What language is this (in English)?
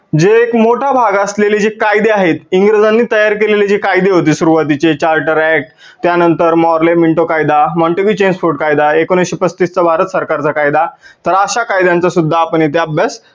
Marathi